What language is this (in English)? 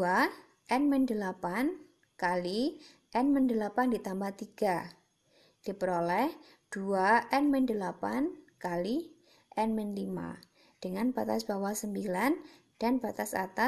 Indonesian